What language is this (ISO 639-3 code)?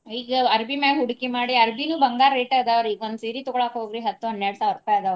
kan